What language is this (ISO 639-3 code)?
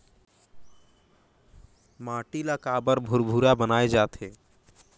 hne